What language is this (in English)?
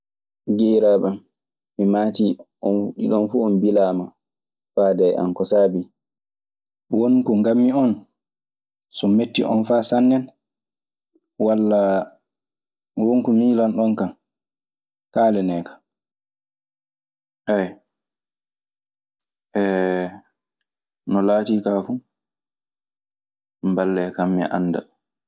Maasina Fulfulde